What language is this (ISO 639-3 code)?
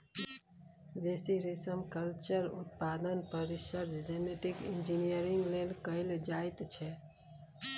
mai